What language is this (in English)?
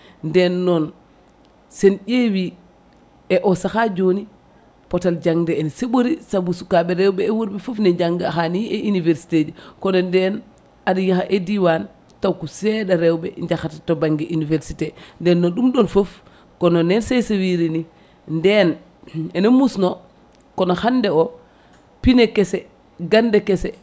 Fula